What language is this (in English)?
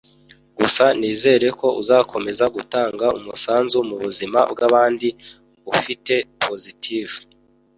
Kinyarwanda